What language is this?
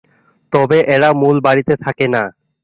Bangla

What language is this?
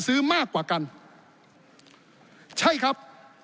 Thai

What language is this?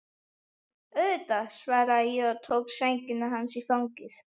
Icelandic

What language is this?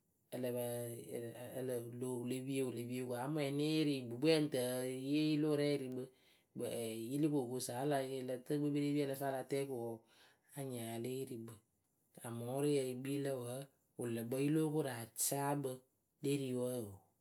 Akebu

